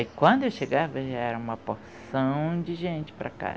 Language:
Portuguese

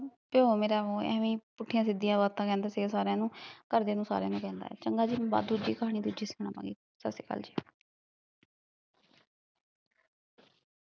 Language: Punjabi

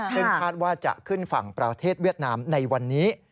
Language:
Thai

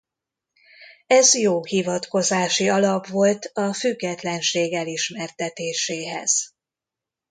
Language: Hungarian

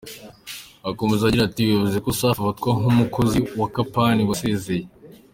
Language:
Kinyarwanda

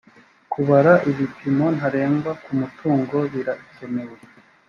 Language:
Kinyarwanda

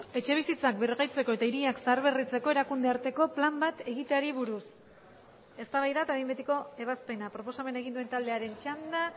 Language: Basque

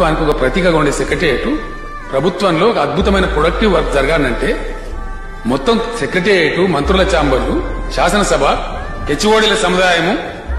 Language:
Arabic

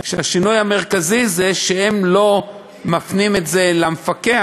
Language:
Hebrew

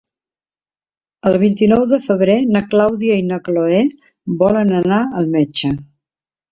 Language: Catalan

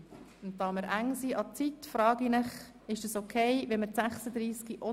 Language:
Swiss German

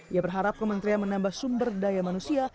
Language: Indonesian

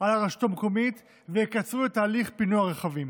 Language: Hebrew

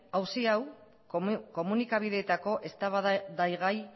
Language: Basque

